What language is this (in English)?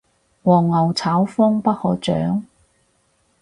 Cantonese